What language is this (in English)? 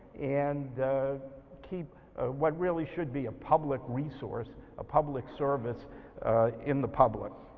English